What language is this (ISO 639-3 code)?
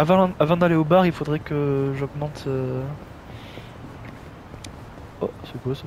fra